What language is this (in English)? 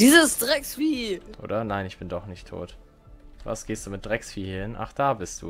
German